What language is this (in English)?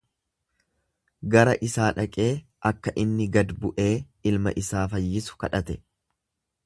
Oromo